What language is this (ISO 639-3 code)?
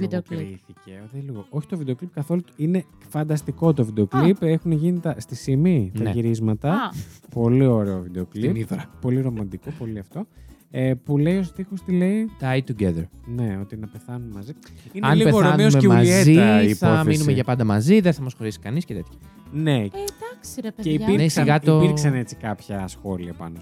ell